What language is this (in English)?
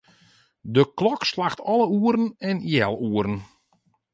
Western Frisian